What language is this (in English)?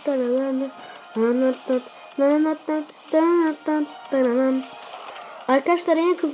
Turkish